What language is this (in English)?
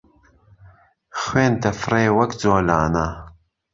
Central Kurdish